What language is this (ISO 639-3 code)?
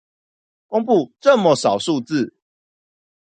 zho